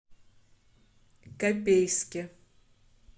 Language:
Russian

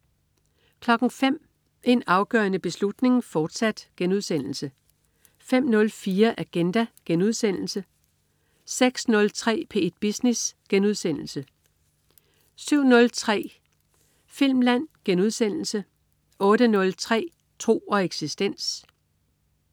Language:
Danish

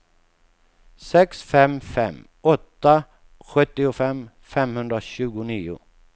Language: Swedish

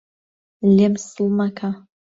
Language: Central Kurdish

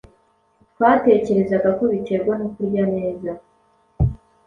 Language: Kinyarwanda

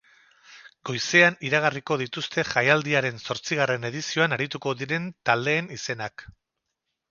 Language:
Basque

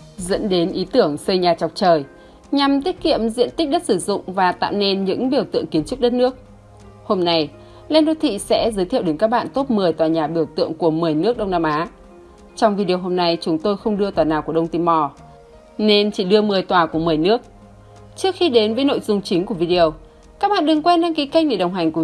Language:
Vietnamese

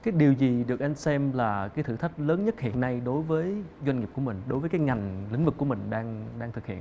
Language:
Vietnamese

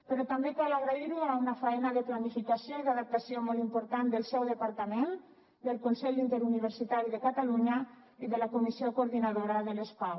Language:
Catalan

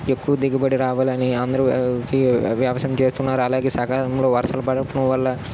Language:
Telugu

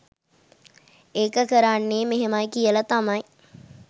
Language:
Sinhala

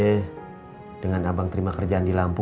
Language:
Indonesian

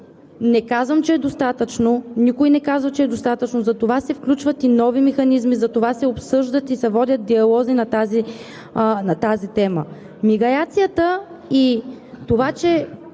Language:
Bulgarian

